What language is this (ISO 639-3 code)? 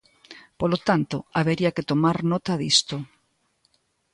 glg